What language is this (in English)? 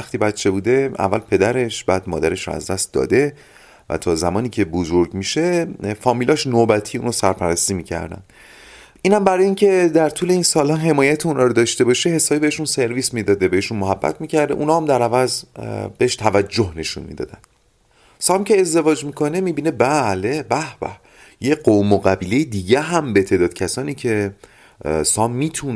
Persian